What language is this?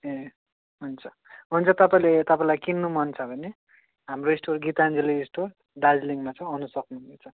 Nepali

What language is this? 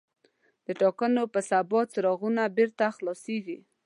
Pashto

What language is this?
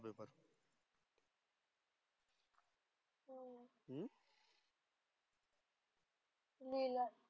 Marathi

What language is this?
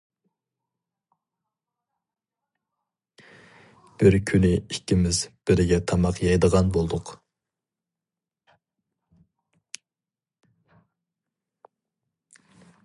Uyghur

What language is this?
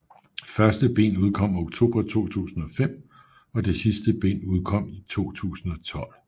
Danish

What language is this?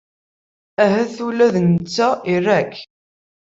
Kabyle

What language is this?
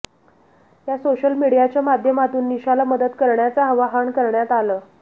Marathi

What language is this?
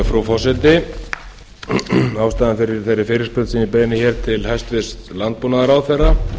Icelandic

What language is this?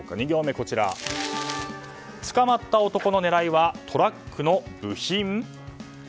Japanese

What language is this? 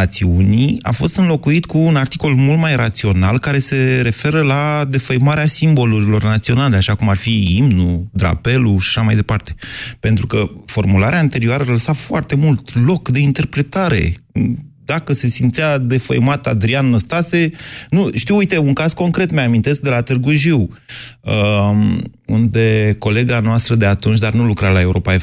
Romanian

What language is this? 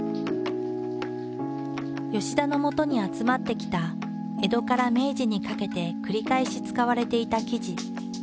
Japanese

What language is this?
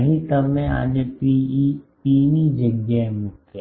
Gujarati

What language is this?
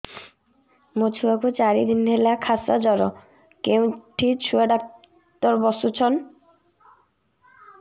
Odia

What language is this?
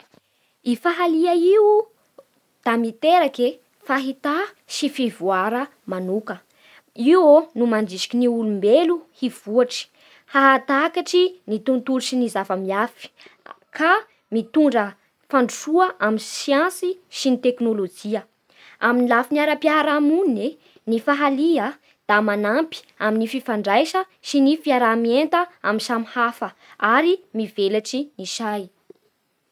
Bara Malagasy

